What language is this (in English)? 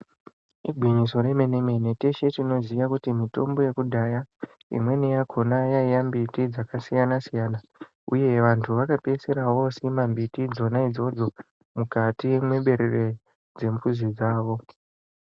Ndau